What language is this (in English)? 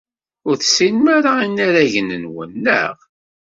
Kabyle